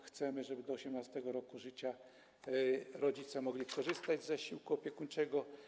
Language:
Polish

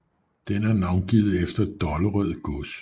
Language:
Danish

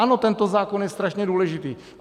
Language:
Czech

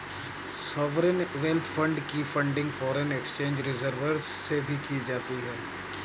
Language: Hindi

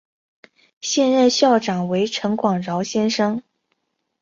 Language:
Chinese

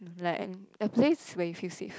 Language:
English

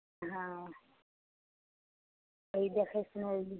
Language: Maithili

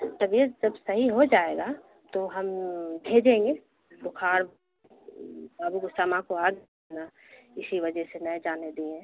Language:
Urdu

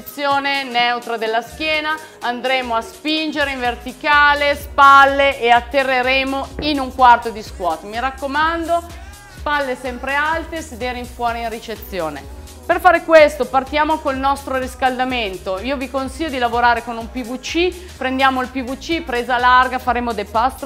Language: Italian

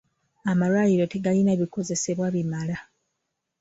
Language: Ganda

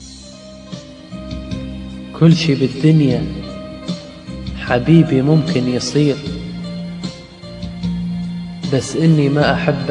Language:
Arabic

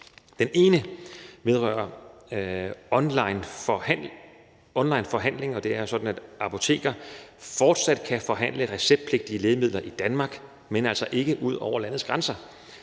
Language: Danish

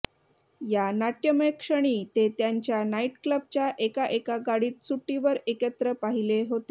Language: Marathi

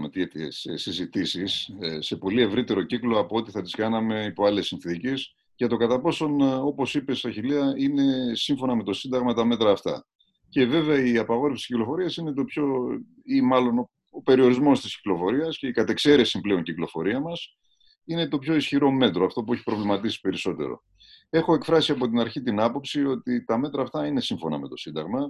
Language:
Greek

